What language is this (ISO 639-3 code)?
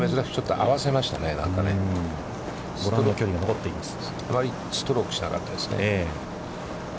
jpn